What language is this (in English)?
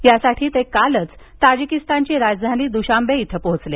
Marathi